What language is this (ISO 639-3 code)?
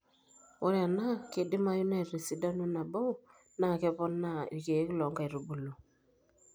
mas